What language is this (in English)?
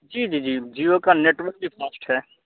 Urdu